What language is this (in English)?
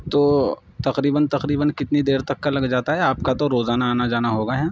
Urdu